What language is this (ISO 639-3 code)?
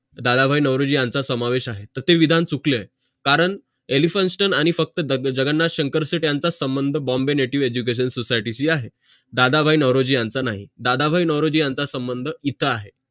mar